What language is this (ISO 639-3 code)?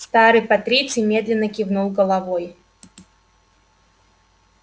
rus